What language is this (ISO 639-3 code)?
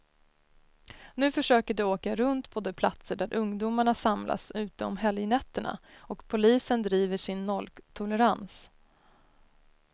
swe